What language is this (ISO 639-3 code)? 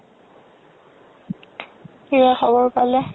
asm